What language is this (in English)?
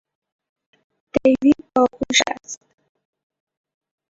Persian